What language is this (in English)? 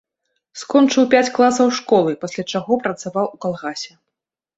Belarusian